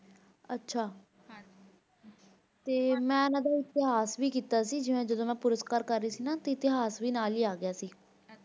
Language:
Punjabi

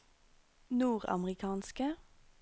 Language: Norwegian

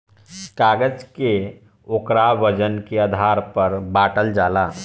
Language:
Bhojpuri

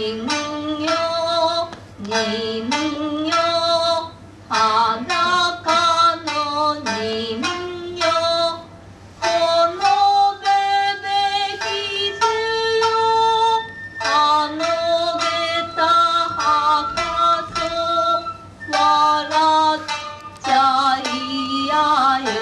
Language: Japanese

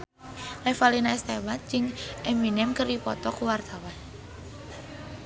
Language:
Sundanese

